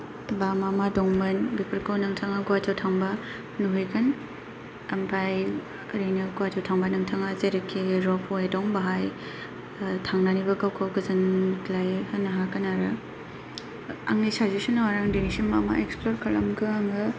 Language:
Bodo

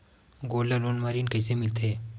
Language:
Chhattisgarhi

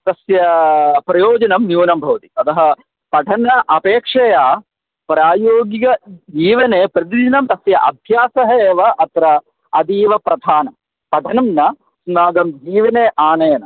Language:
Sanskrit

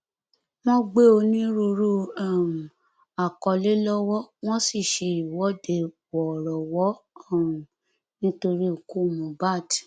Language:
Yoruba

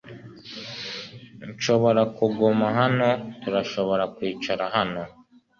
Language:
Kinyarwanda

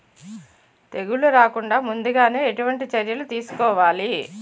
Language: Telugu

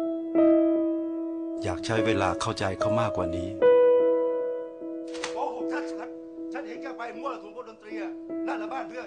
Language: Thai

